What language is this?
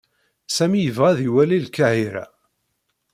Kabyle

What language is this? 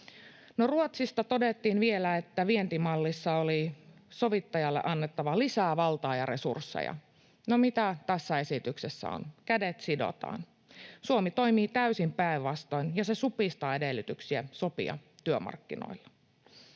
Finnish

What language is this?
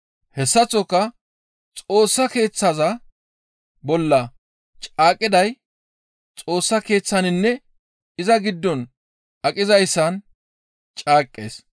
Gamo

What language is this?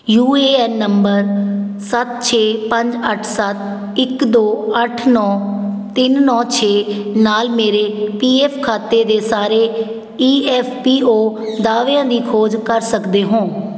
Punjabi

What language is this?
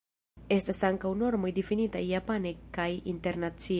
Esperanto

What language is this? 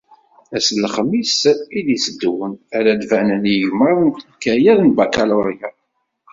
Kabyle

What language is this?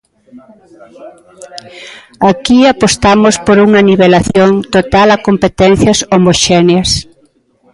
Galician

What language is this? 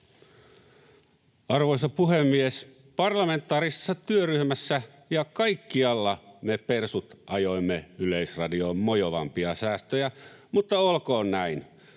Finnish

